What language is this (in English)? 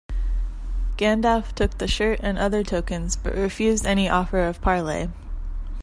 English